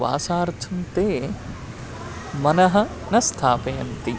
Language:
Sanskrit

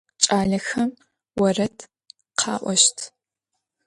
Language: Adyghe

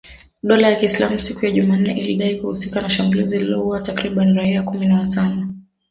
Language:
Swahili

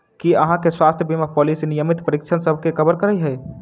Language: Maithili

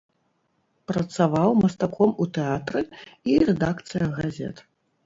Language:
Belarusian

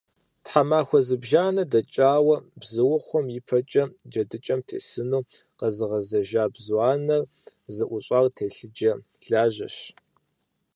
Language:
Kabardian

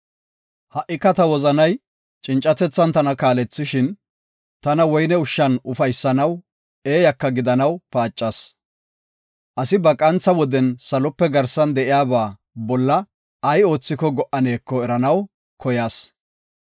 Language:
Gofa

